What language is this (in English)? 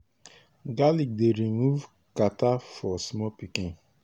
Nigerian Pidgin